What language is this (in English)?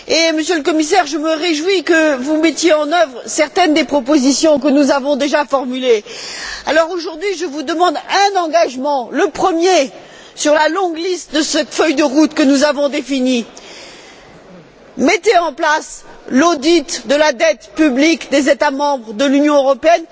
French